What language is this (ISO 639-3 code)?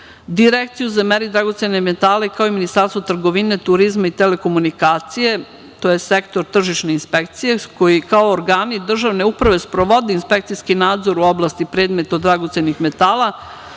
srp